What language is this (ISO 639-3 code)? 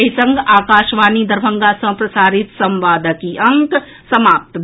mai